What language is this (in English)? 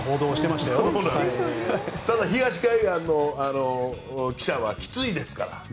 Japanese